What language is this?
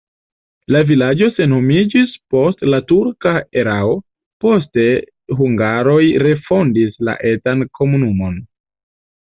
Esperanto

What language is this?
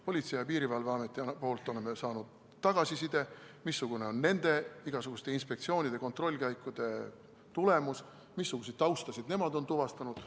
Estonian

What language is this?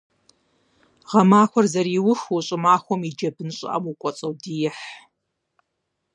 Kabardian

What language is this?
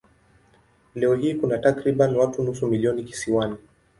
Swahili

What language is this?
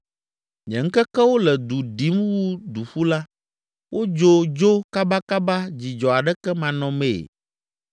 Ewe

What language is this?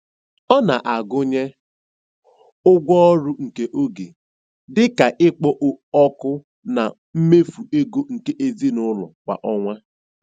Igbo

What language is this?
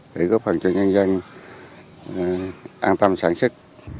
Vietnamese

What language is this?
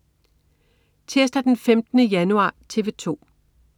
Danish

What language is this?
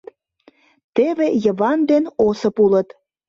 Mari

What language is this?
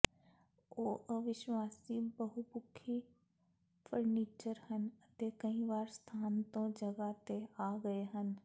Punjabi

